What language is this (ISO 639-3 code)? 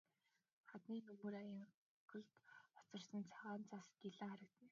mon